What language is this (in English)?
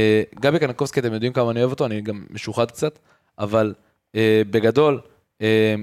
Hebrew